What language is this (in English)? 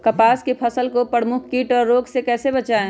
Magahi